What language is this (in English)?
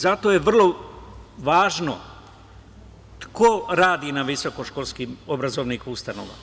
Serbian